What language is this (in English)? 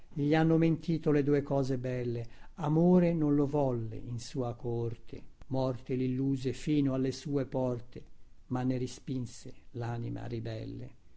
Italian